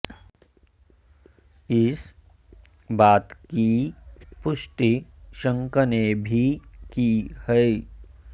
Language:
Sanskrit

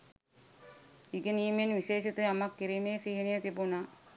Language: Sinhala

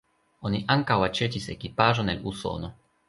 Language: Esperanto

